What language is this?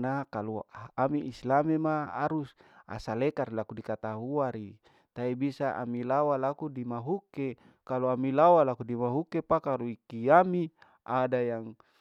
Larike-Wakasihu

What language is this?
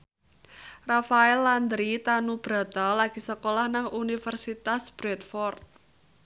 Javanese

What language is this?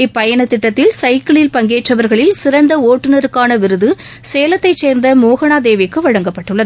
Tamil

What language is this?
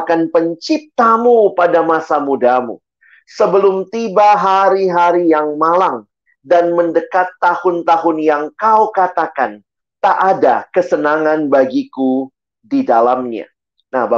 Indonesian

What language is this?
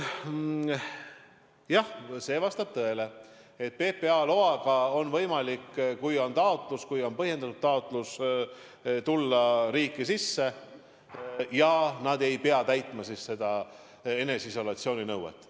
Estonian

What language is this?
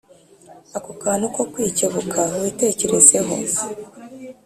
Kinyarwanda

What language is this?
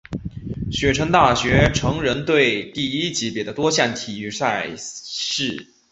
Chinese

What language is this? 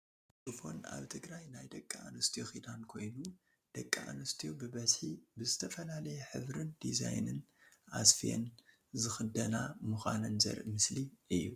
Tigrinya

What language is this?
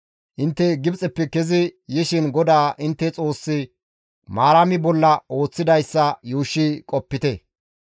Gamo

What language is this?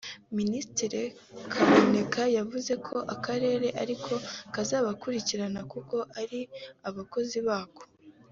Kinyarwanda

